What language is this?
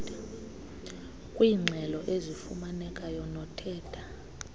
Xhosa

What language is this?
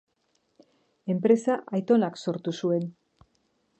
Basque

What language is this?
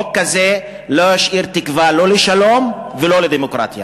Hebrew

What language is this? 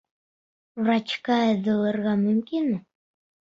Bashkir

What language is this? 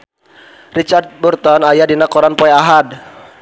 Sundanese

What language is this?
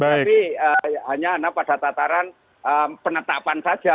Indonesian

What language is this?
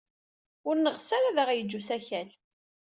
Kabyle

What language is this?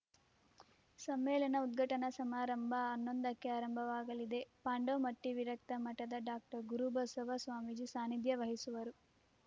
Kannada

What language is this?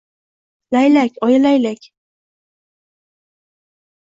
Uzbek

